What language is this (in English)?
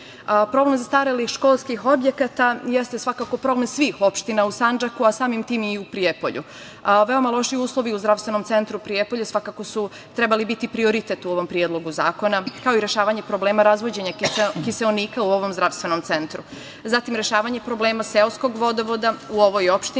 Serbian